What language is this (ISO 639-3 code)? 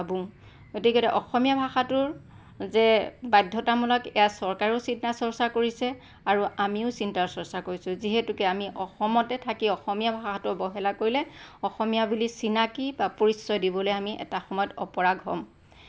asm